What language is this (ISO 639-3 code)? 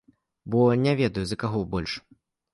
bel